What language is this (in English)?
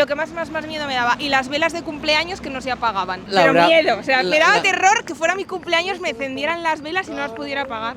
Spanish